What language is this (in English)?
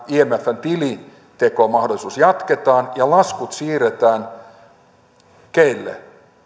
Finnish